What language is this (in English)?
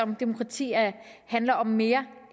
Danish